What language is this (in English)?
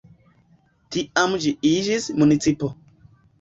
Esperanto